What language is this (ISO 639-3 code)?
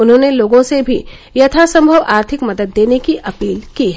hin